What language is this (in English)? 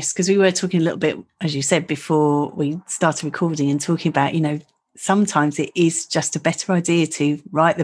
English